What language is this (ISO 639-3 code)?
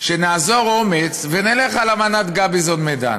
heb